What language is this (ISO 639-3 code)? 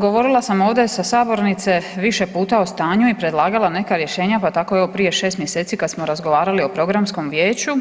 hrv